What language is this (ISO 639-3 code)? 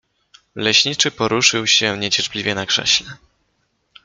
pol